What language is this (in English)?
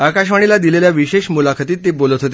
Marathi